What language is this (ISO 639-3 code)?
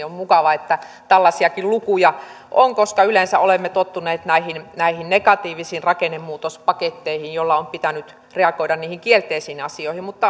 fin